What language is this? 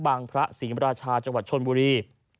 Thai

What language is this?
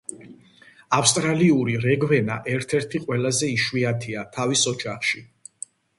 Georgian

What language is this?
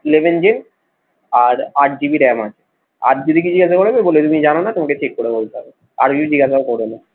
Bangla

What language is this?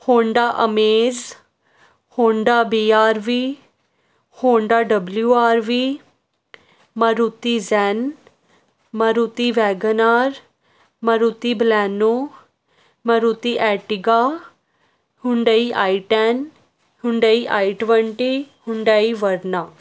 Punjabi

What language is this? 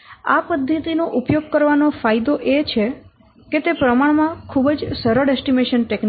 Gujarati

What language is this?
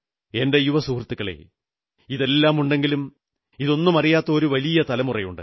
Malayalam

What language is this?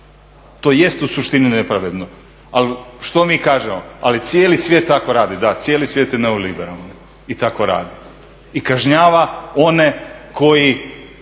Croatian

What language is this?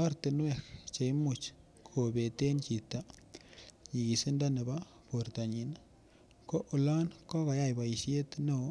Kalenjin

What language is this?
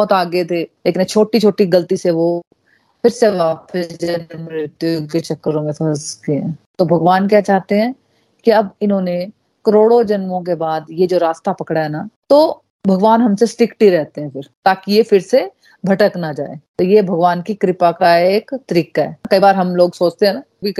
Hindi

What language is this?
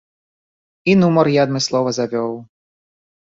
Belarusian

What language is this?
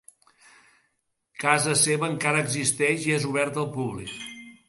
Catalan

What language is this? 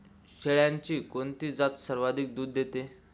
Marathi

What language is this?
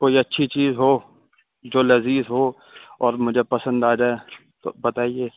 Urdu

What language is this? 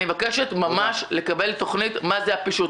Hebrew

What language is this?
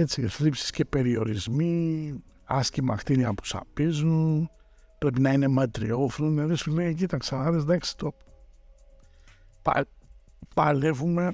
Greek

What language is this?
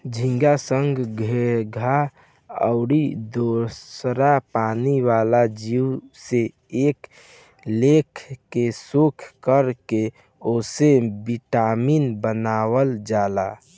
Bhojpuri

